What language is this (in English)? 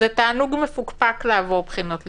Hebrew